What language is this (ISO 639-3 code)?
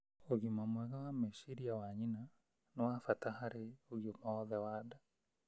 kik